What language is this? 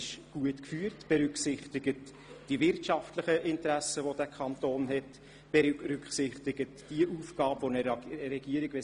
Swiss German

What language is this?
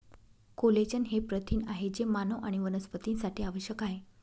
Marathi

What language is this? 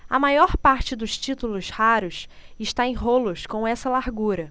Portuguese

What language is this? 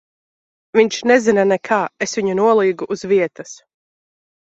Latvian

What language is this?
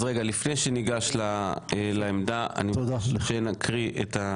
Hebrew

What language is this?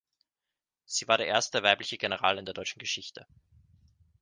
German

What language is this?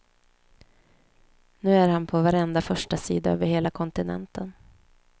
Swedish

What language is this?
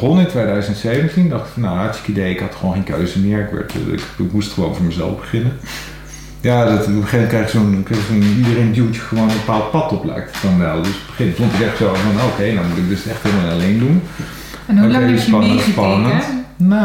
Dutch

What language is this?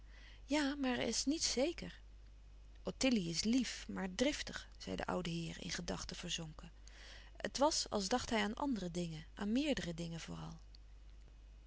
Dutch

